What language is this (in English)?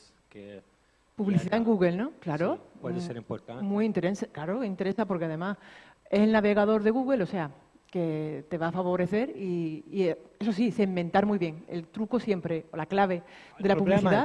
Spanish